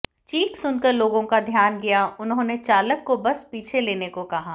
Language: Hindi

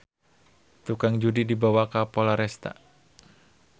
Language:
Sundanese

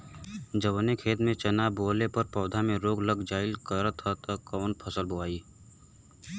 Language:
Bhojpuri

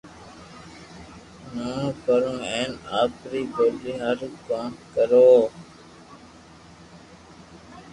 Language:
Loarki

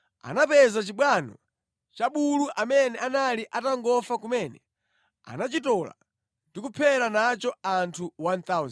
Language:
Nyanja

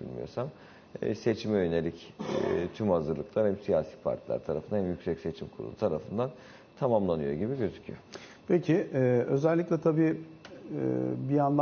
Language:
Turkish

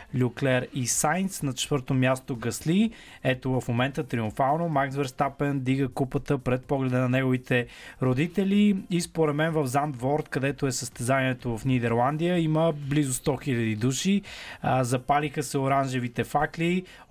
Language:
Bulgarian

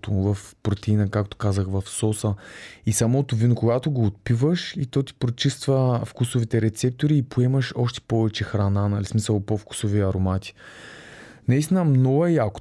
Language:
Bulgarian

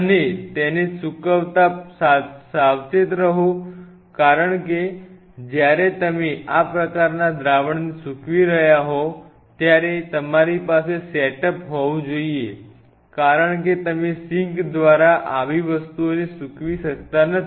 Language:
Gujarati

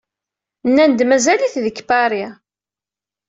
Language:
Kabyle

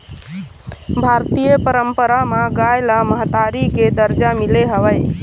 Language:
Chhattisgarhi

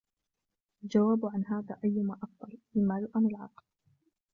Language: Arabic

